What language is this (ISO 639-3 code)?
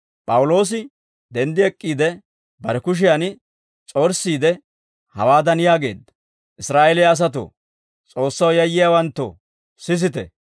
dwr